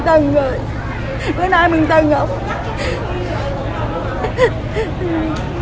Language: Vietnamese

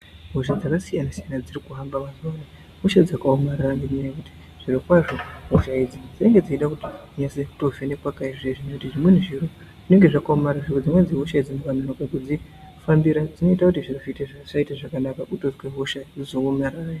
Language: Ndau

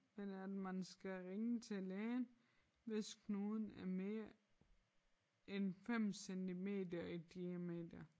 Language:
Danish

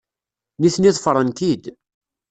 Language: Kabyle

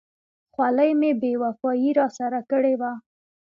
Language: Pashto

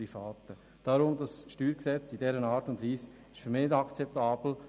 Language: Swiss German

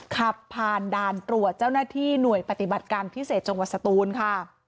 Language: Thai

